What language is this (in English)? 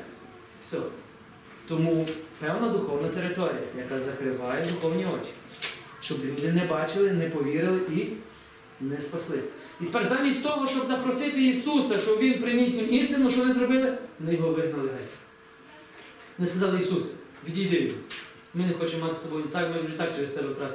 Ukrainian